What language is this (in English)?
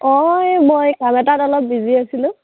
Assamese